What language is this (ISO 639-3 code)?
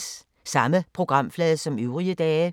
dan